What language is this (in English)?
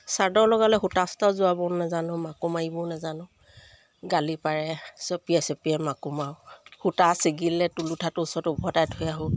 Assamese